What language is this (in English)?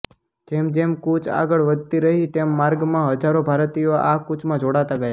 Gujarati